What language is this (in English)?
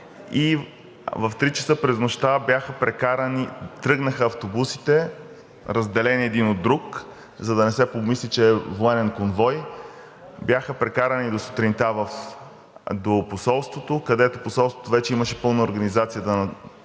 Bulgarian